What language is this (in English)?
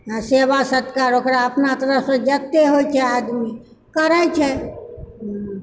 Maithili